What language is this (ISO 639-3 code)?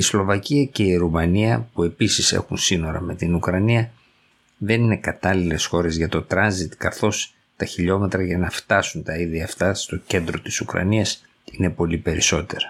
ell